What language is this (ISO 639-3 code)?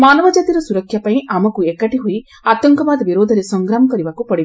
ori